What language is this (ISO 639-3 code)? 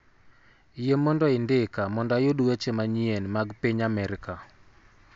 luo